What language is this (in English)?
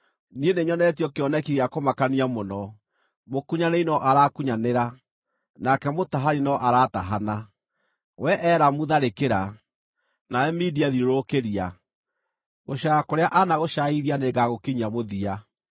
Kikuyu